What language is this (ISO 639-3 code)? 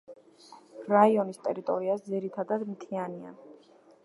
kat